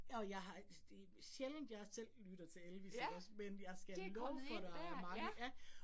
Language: Danish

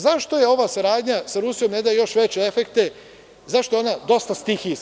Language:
Serbian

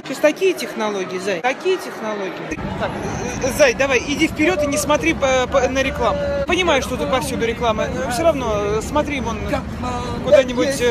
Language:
Russian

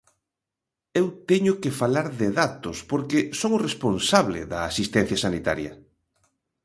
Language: Galician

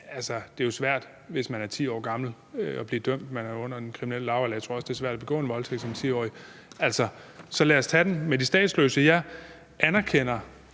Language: Danish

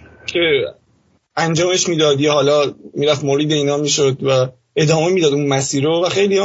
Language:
Persian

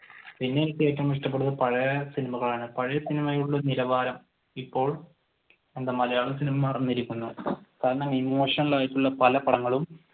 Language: Malayalam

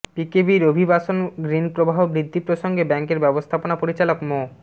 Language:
Bangla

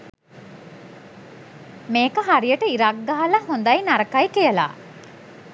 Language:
Sinhala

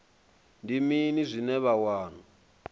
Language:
Venda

